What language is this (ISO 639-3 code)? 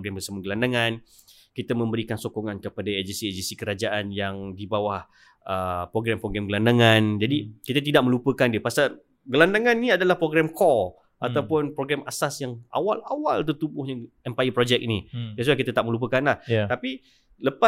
msa